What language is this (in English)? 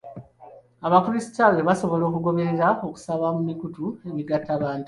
Ganda